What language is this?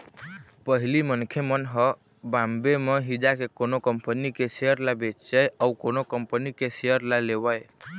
Chhattisgarhi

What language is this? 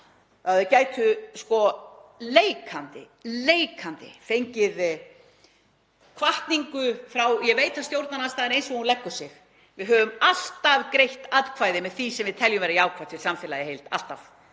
Icelandic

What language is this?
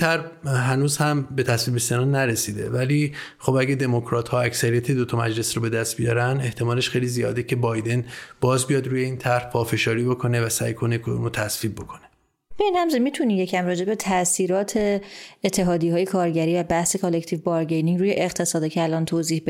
Persian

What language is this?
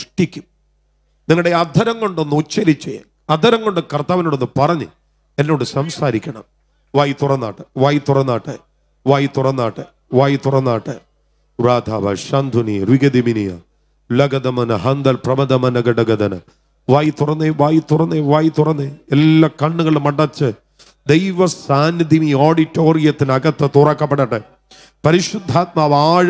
Arabic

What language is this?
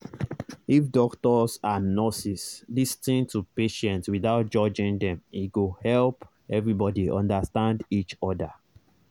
Nigerian Pidgin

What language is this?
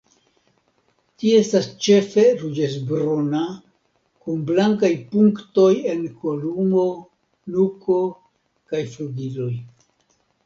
Esperanto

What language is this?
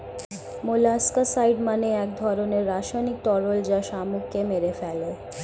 Bangla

